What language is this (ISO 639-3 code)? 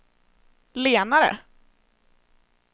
swe